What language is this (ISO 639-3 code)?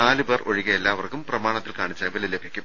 mal